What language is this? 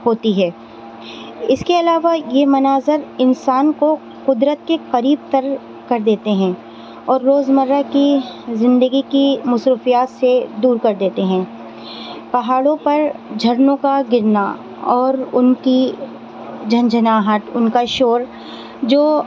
Urdu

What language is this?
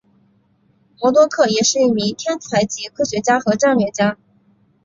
Chinese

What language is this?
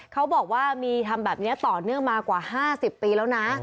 Thai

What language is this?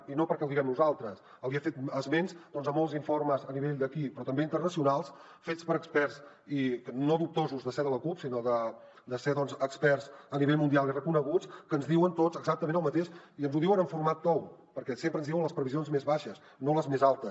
Catalan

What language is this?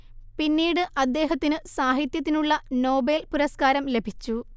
Malayalam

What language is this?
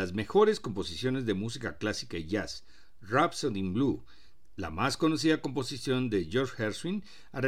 Spanish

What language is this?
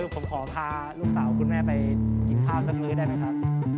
Thai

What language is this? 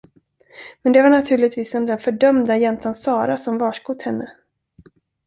Swedish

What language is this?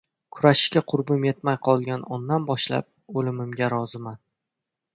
Uzbek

